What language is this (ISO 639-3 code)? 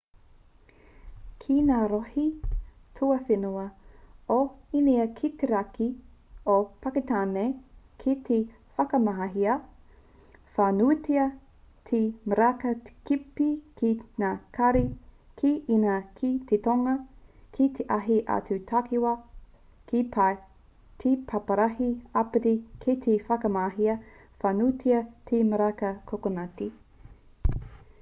mri